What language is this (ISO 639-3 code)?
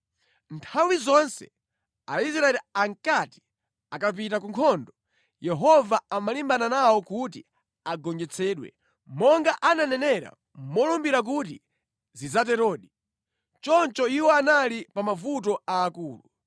nya